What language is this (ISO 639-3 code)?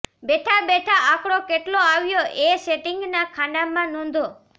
guj